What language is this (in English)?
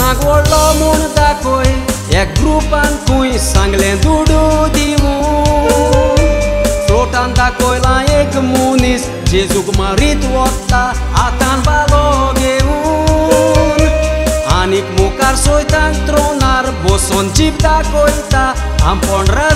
Romanian